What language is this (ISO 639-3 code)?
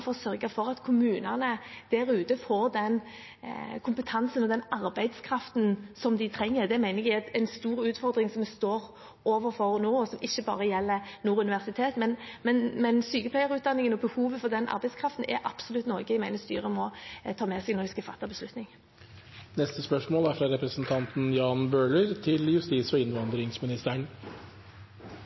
nor